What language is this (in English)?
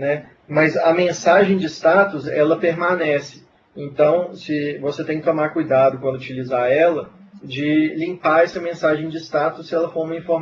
Portuguese